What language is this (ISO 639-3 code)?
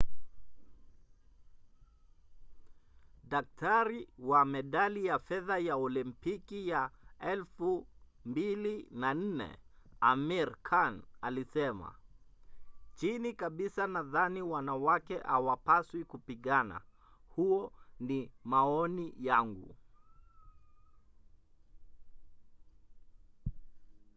swa